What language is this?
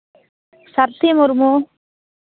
Santali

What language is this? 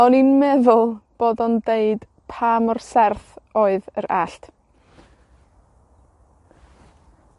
Welsh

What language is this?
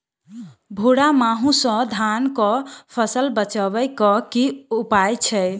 Maithili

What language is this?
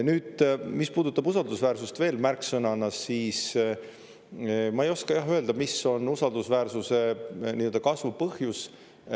Estonian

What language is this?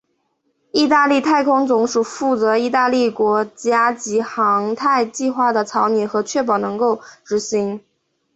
Chinese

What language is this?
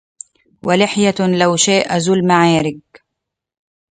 Arabic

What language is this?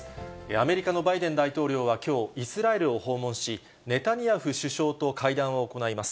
Japanese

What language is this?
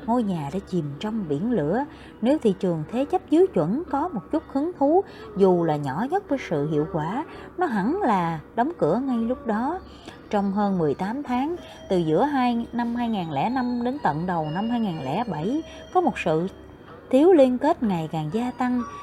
Vietnamese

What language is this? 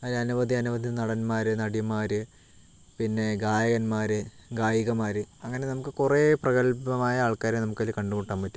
Malayalam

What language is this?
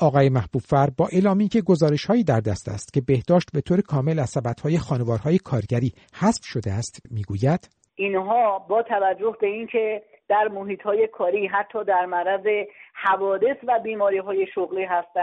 Persian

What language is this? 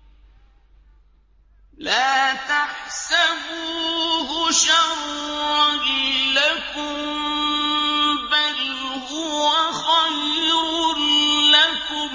Arabic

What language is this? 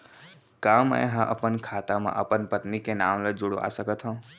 Chhattisgarhi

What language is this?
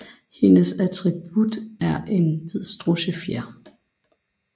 Danish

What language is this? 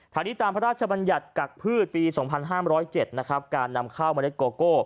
Thai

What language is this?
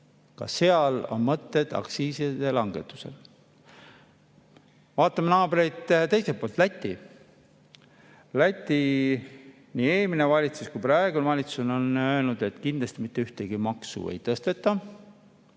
Estonian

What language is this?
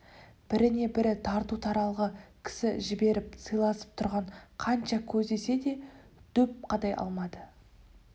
Kazakh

